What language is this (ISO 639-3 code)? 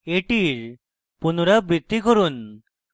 ben